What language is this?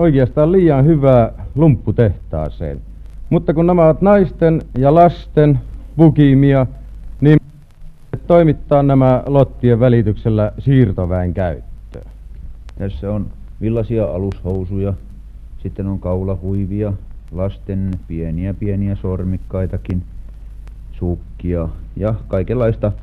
Finnish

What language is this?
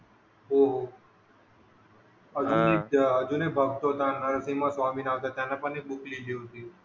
Marathi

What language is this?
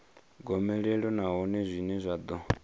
Venda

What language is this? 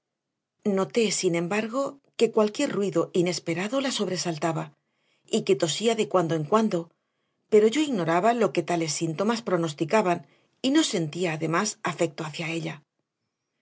Spanish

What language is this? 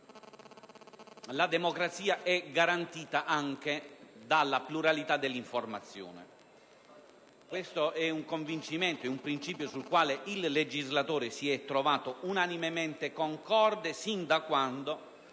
Italian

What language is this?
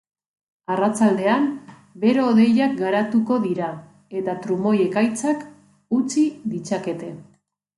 Basque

